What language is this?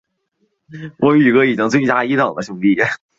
Chinese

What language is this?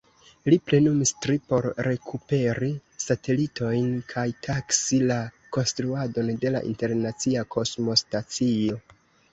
Esperanto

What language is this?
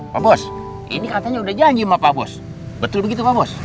Indonesian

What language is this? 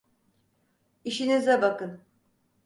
Turkish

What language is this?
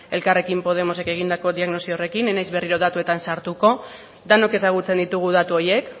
Basque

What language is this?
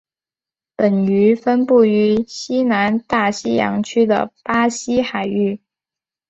Chinese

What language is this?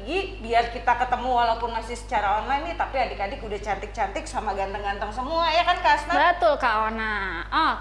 Indonesian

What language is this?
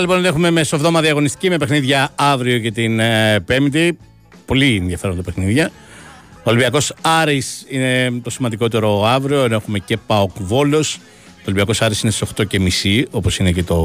Greek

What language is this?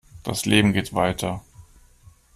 German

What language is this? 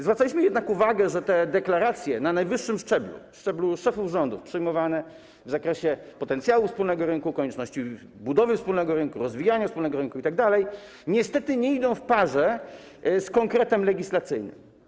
Polish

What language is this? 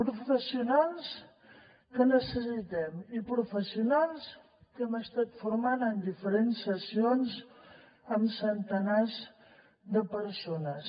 Catalan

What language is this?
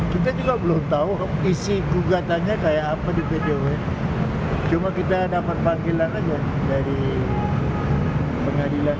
Indonesian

